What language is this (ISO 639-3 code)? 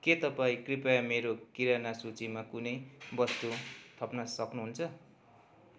nep